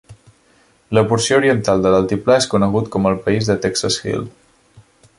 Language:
Catalan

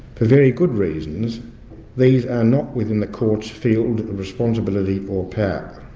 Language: English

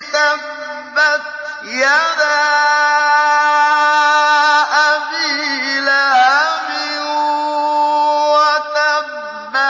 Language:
Arabic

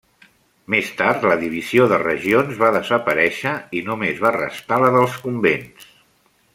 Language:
Catalan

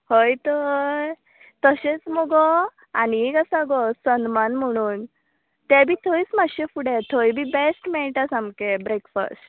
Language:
Konkani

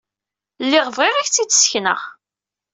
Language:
Kabyle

